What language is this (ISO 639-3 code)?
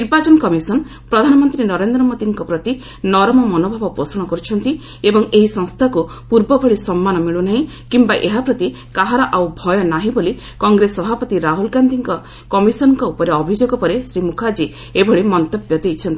ori